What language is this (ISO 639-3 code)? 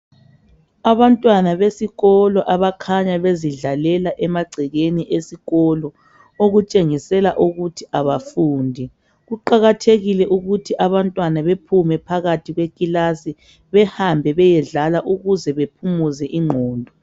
nde